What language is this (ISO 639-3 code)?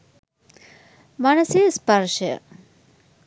sin